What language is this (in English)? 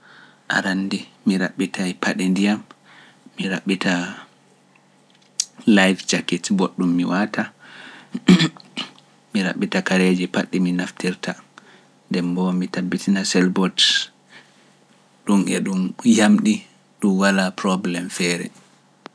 Pular